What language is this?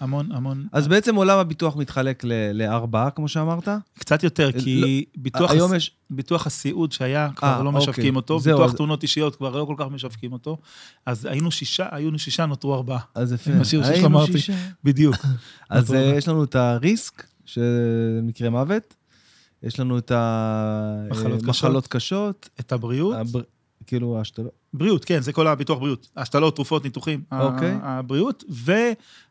Hebrew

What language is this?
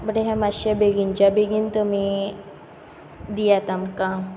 Konkani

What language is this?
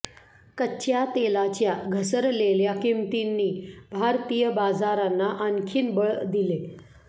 Marathi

